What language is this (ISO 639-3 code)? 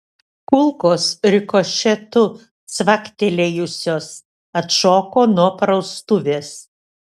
lit